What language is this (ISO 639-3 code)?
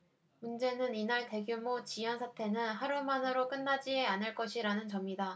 kor